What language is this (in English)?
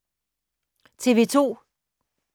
Danish